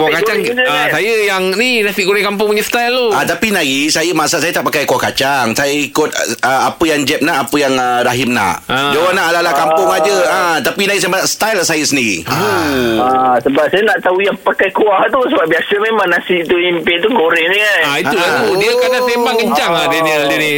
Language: Malay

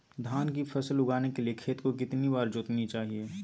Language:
Magahi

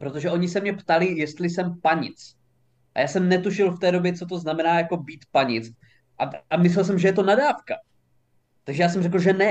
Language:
Czech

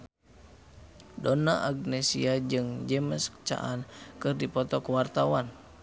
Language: Sundanese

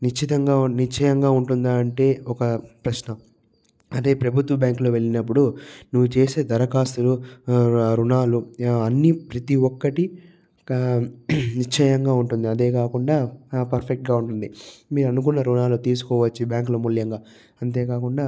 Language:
Telugu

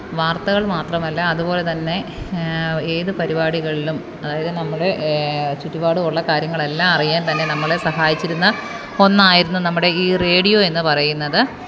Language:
Malayalam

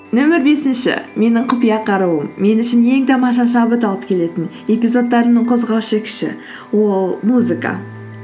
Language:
Kazakh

